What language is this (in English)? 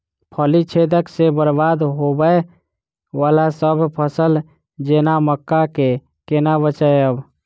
Maithili